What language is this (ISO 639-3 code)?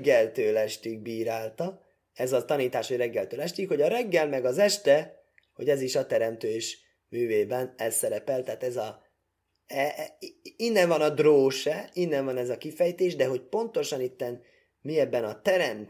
hun